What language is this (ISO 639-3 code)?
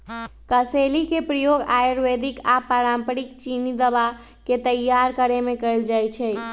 mag